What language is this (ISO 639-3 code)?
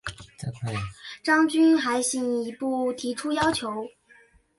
zho